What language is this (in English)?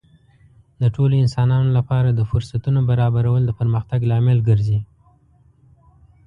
Pashto